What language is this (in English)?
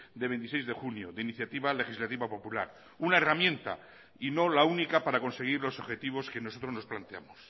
Spanish